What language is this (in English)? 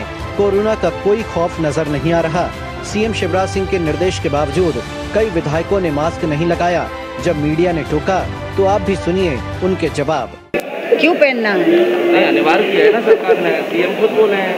Hindi